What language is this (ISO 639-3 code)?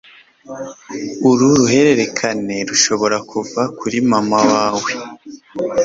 kin